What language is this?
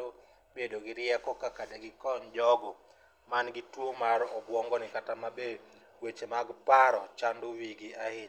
Luo (Kenya and Tanzania)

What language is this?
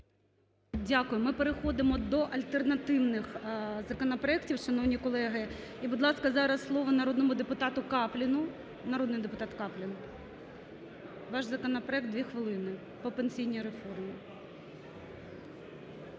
Ukrainian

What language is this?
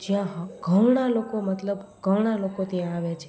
Gujarati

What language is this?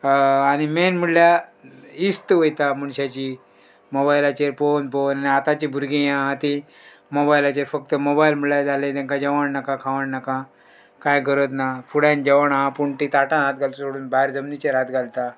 Konkani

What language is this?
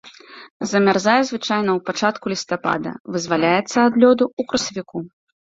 Belarusian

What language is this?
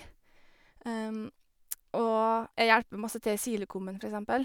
Norwegian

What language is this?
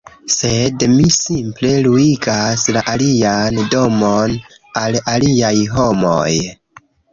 Esperanto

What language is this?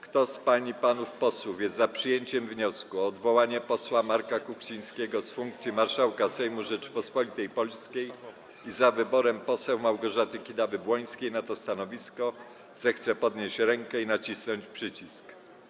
Polish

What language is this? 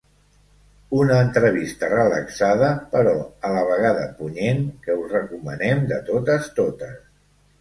Catalan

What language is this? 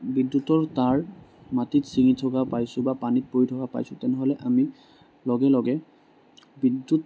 Assamese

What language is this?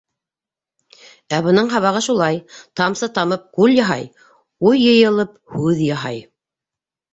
Bashkir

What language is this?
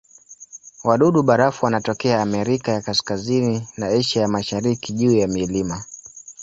Swahili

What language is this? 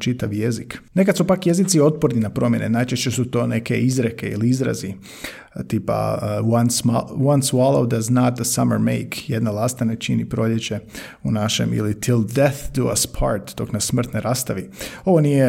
Croatian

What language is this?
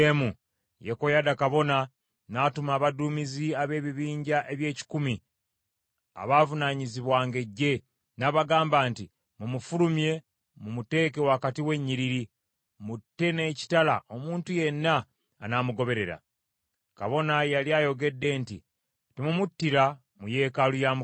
Ganda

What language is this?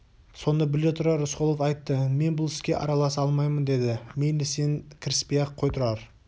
Kazakh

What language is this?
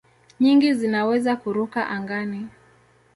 Swahili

